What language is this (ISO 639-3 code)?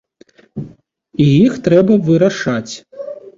bel